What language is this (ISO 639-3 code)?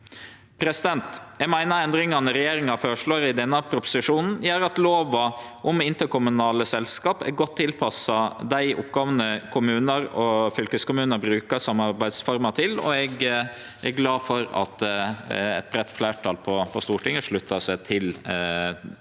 nor